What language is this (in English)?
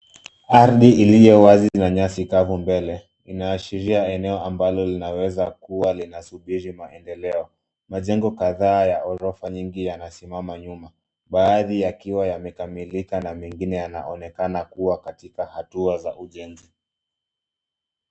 Swahili